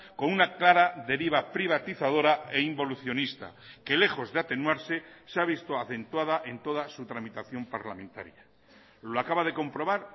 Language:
Spanish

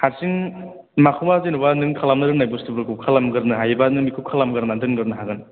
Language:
Bodo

